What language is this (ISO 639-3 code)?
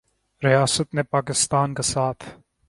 urd